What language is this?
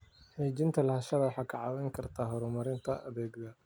Somali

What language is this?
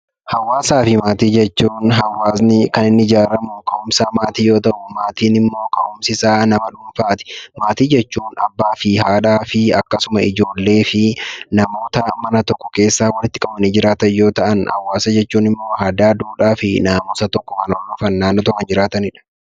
Oromo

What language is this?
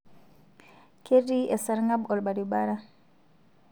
Masai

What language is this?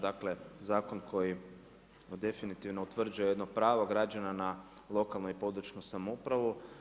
Croatian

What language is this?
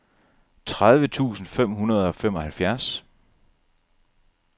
Danish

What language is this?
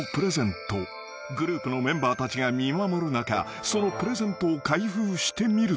Japanese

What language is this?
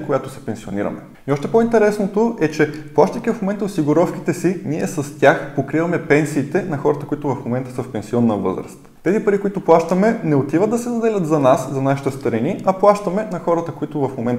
Bulgarian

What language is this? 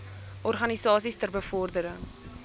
Afrikaans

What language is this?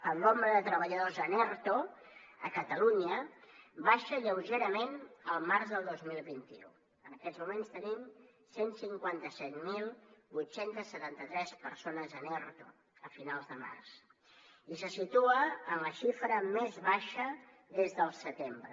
Catalan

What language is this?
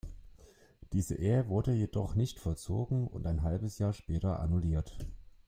German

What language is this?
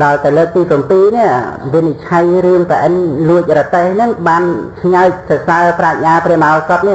Vietnamese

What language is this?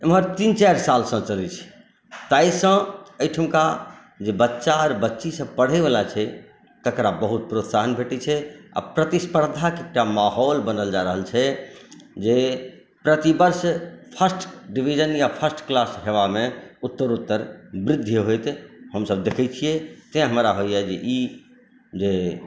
Maithili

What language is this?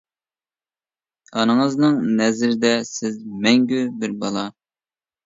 Uyghur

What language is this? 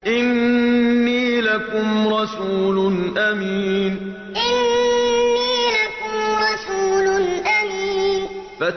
Arabic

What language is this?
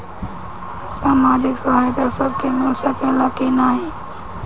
Bhojpuri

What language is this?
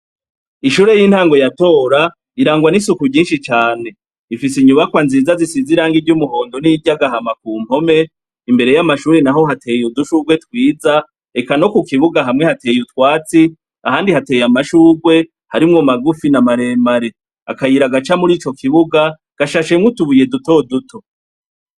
Rundi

